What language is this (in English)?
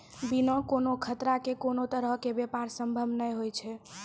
Maithili